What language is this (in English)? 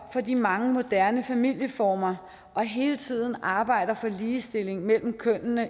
Danish